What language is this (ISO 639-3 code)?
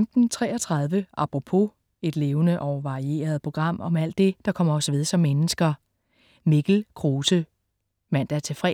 dan